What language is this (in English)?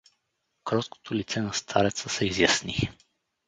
Bulgarian